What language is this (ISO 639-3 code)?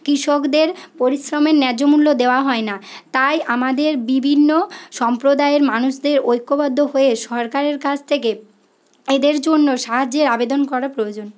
ben